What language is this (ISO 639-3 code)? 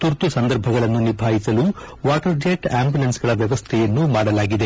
kan